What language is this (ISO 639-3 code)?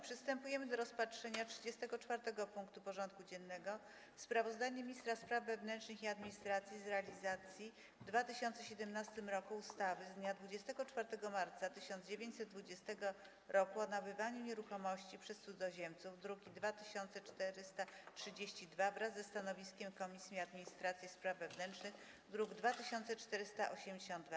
pol